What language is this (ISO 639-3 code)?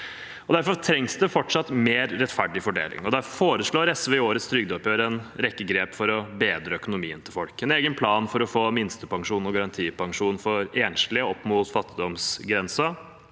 nor